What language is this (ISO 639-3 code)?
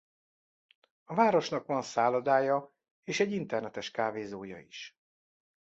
hun